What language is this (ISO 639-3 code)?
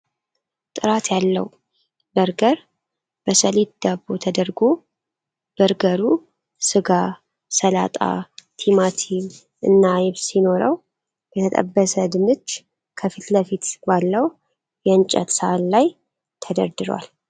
amh